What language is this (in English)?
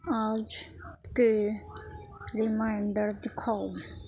Urdu